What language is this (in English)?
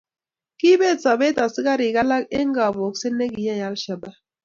Kalenjin